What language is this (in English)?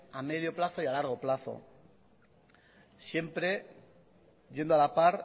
Spanish